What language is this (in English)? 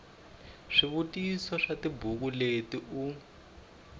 Tsonga